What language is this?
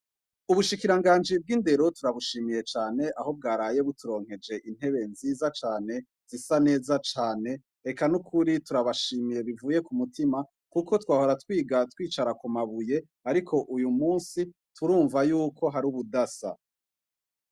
Rundi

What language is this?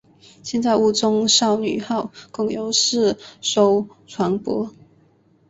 Chinese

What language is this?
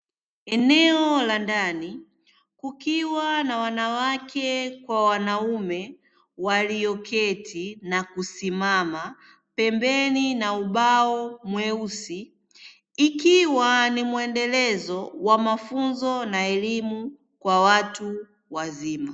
Swahili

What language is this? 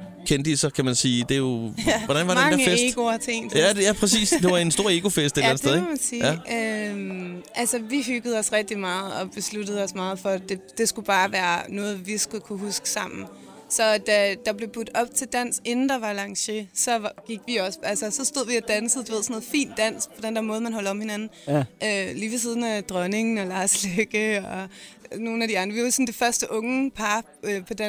Danish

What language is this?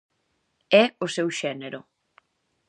Galician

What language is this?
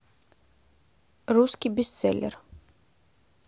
Russian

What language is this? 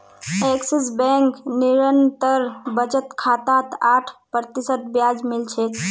Magahi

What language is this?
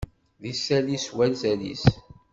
Kabyle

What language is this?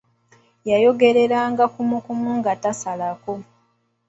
Ganda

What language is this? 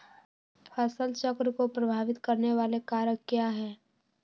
Magahi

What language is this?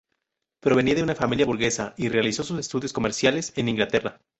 Spanish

